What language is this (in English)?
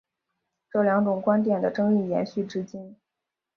Chinese